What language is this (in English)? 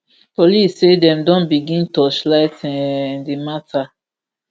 Nigerian Pidgin